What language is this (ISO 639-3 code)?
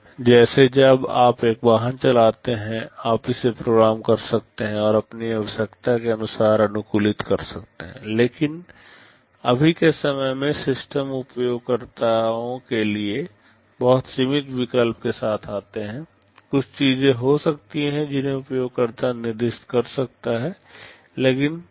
hin